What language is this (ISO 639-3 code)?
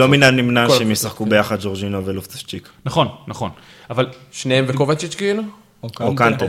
heb